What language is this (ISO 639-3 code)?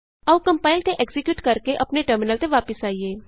pan